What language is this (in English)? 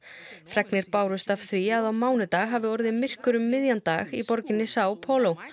Icelandic